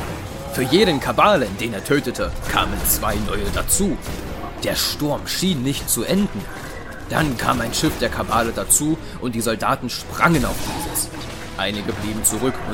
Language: German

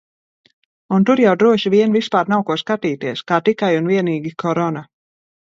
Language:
Latvian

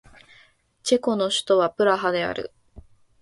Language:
Japanese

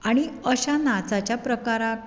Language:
Konkani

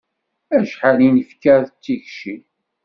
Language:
Kabyle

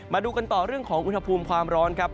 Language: Thai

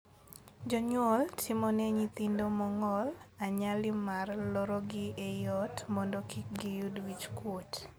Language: Luo (Kenya and Tanzania)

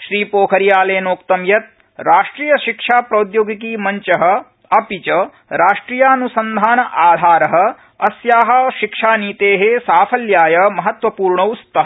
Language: Sanskrit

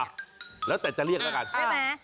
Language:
Thai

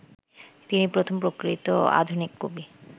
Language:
Bangla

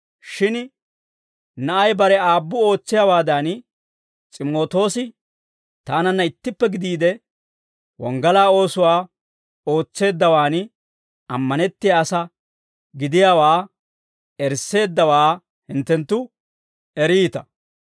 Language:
Dawro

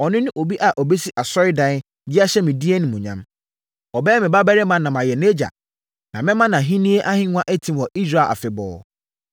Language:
Akan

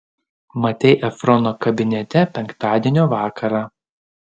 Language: Lithuanian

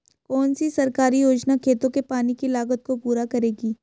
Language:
Hindi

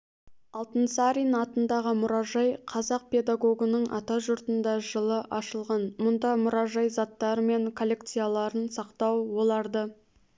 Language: Kazakh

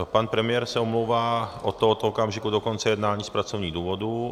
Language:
Czech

